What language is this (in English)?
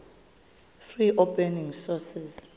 Xhosa